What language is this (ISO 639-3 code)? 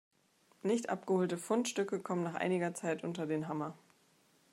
deu